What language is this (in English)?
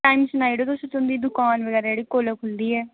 Dogri